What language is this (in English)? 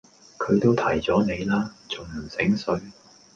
Cantonese